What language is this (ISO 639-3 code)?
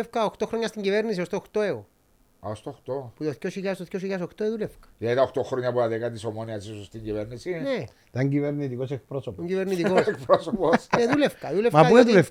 ell